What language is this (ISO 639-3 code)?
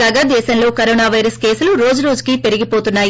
tel